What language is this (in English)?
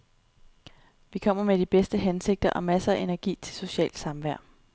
Danish